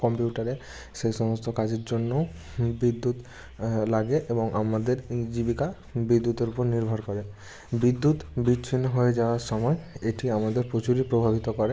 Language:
Bangla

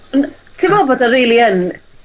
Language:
Welsh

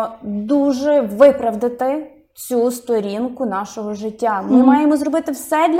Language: Ukrainian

